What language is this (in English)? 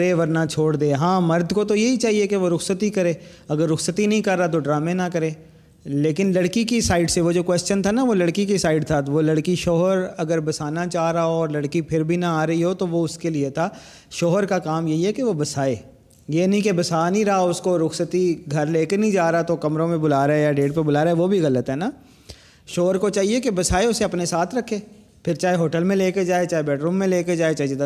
Urdu